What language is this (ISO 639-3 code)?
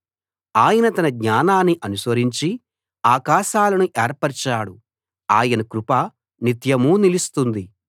tel